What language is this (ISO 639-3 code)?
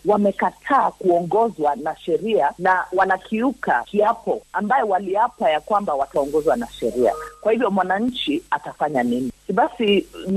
swa